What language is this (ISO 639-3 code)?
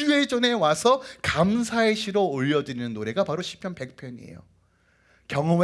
kor